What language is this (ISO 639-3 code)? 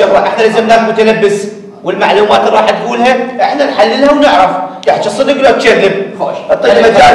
ara